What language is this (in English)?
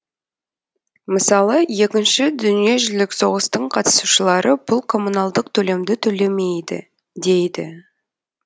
Kazakh